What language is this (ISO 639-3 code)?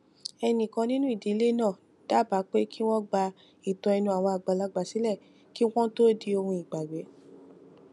yor